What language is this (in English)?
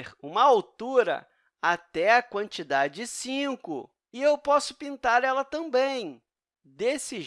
Portuguese